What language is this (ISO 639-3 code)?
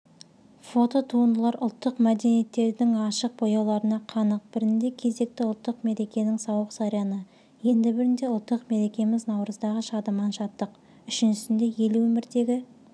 kaz